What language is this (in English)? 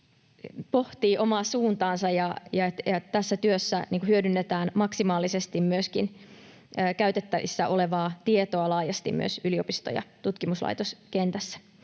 Finnish